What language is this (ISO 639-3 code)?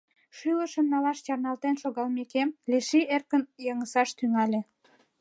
chm